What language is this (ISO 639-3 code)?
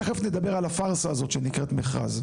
heb